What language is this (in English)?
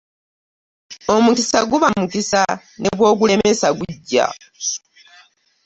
Ganda